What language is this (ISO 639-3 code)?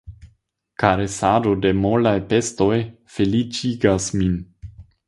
epo